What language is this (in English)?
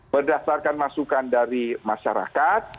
Indonesian